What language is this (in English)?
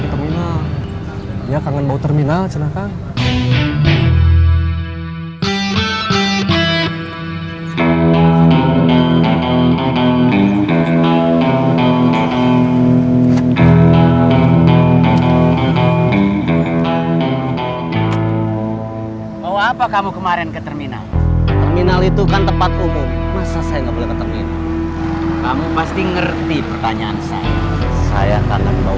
Indonesian